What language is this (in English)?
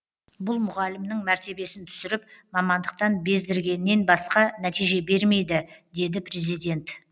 Kazakh